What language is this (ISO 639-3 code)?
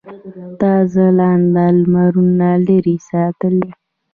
pus